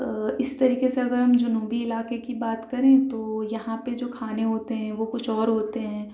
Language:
Urdu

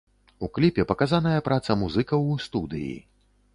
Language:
Belarusian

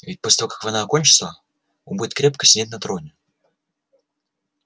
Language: Russian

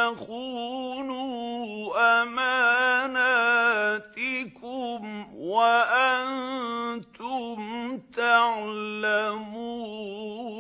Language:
Arabic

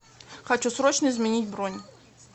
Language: Russian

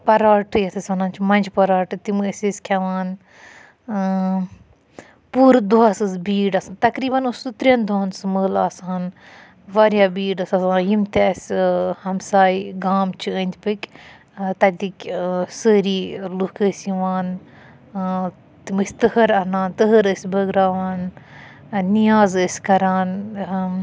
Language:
Kashmiri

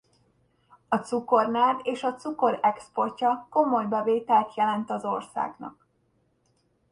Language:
Hungarian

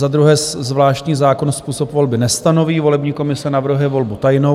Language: Czech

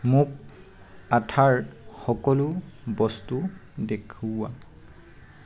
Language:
Assamese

